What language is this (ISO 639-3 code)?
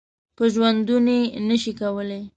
pus